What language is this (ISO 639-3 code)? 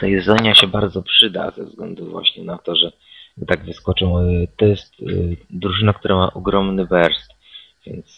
pol